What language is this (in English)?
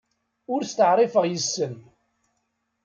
Kabyle